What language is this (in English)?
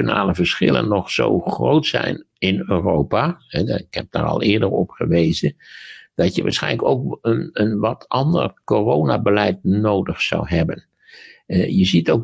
Dutch